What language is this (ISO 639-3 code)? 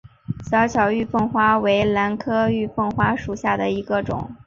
zho